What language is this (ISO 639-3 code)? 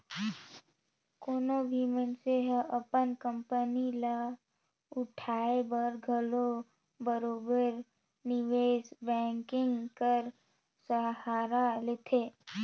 hne